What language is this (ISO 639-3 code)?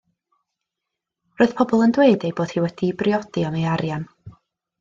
cym